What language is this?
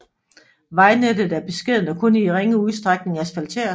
Danish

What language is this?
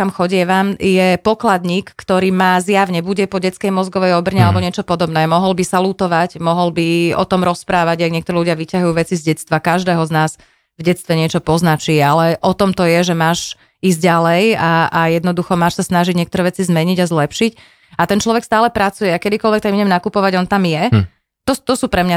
Slovak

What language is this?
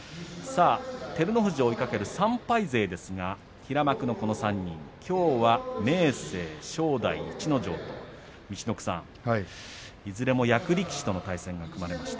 Japanese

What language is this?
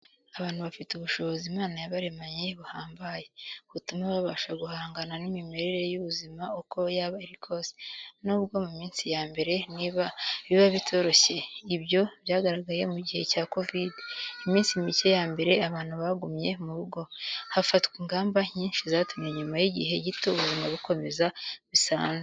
Kinyarwanda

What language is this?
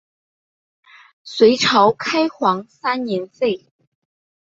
Chinese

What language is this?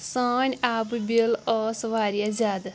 Kashmiri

